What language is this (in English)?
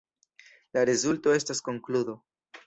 Esperanto